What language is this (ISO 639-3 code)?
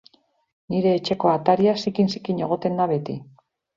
eus